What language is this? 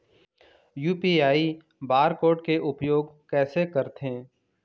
Chhattisgarhi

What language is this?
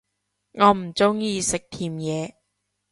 Cantonese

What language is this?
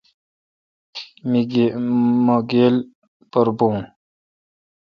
Kalkoti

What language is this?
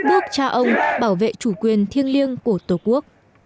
Vietnamese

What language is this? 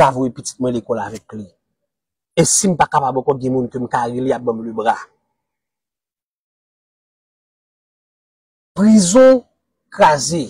French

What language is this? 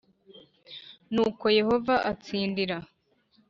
Kinyarwanda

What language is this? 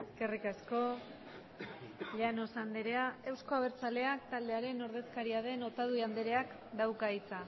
Basque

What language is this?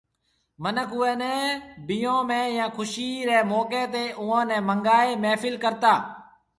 Marwari (Pakistan)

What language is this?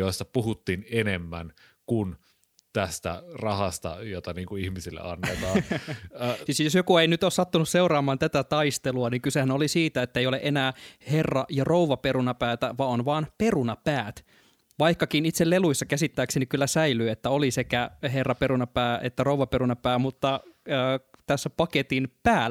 Finnish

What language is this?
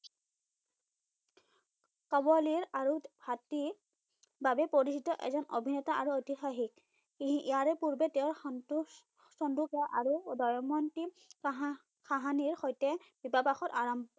Assamese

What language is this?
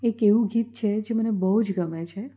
Gujarati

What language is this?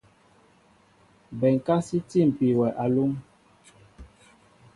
Mbo (Cameroon)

